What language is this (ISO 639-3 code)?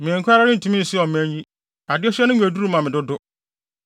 aka